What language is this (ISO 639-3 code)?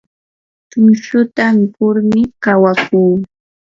qur